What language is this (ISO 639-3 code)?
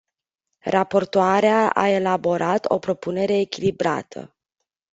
ron